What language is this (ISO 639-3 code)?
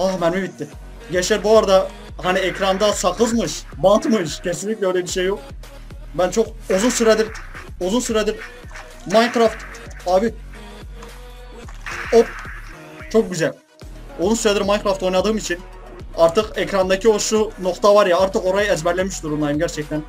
tur